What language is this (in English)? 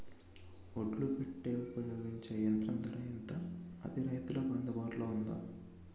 Telugu